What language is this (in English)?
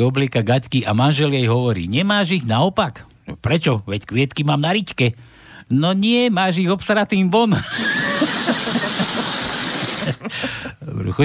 Slovak